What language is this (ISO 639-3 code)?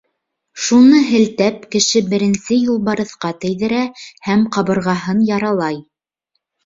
bak